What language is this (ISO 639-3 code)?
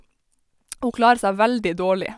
nor